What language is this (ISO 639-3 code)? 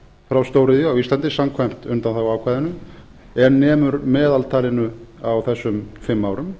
isl